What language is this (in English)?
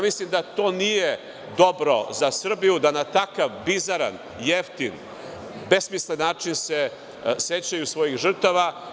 Serbian